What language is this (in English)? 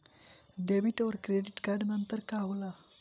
Bhojpuri